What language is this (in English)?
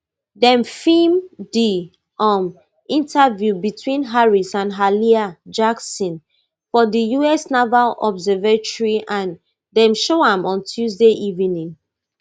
Nigerian Pidgin